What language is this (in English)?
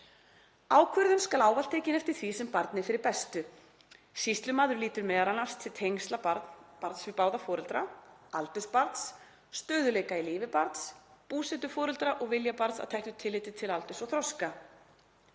Icelandic